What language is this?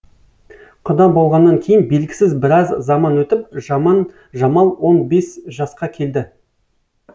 Kazakh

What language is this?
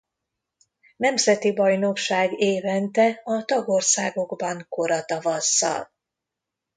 Hungarian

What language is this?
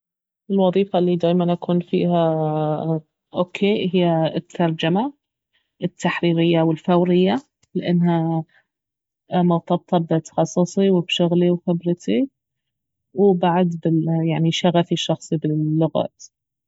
Baharna Arabic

